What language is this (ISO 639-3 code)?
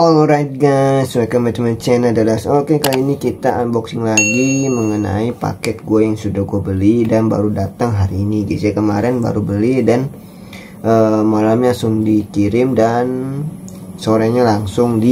ind